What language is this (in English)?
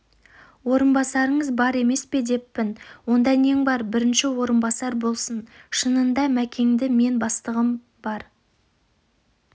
Kazakh